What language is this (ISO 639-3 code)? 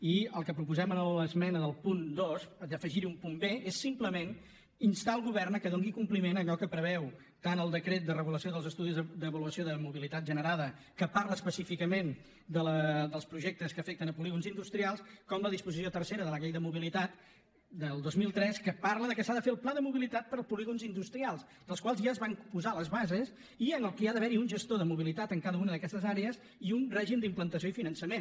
cat